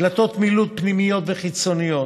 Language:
Hebrew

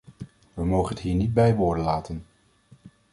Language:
Dutch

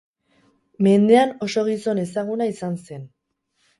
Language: Basque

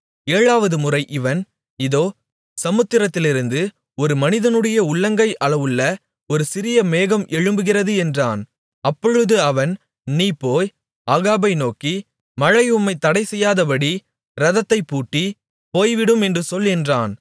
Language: Tamil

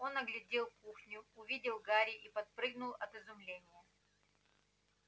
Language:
Russian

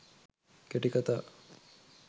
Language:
Sinhala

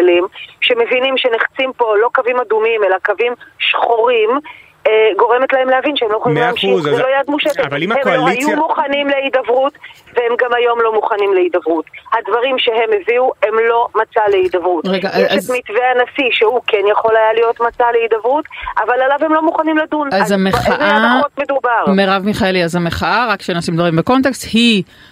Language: Hebrew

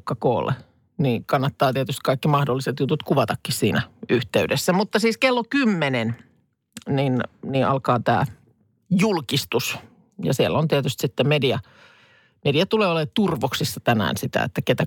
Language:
Finnish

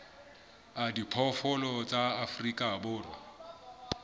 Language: Southern Sotho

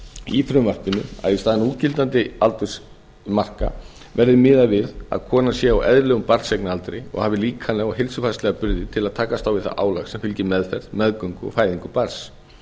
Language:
Icelandic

